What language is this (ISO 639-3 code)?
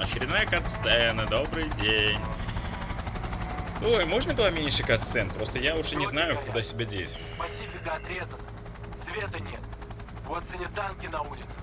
rus